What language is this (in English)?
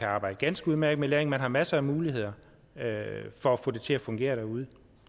Danish